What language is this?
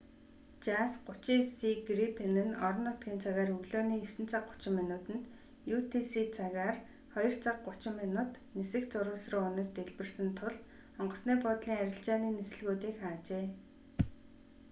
Mongolian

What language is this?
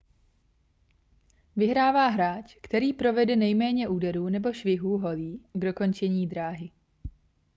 Czech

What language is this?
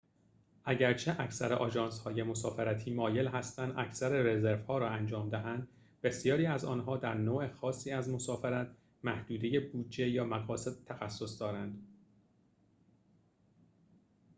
Persian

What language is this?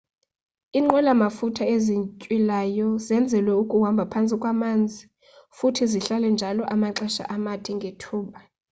Xhosa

